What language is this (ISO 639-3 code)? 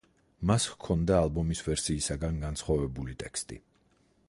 kat